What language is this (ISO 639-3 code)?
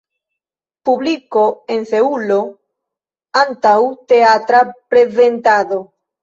epo